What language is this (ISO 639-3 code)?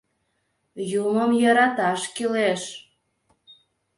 chm